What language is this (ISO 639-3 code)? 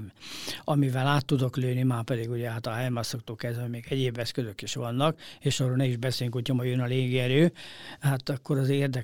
hun